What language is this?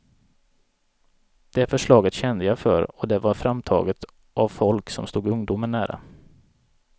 Swedish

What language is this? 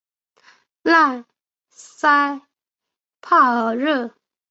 Chinese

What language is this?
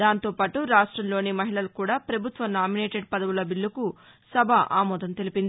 Telugu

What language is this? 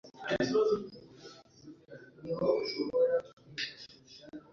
Kinyarwanda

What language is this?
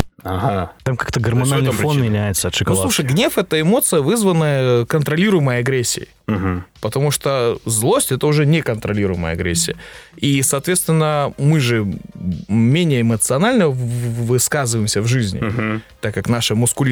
Russian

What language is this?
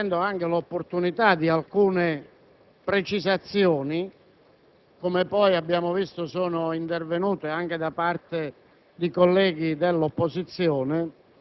Italian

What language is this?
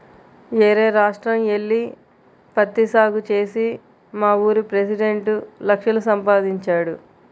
Telugu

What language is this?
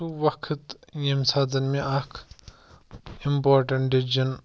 Kashmiri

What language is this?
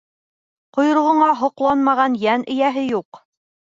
Bashkir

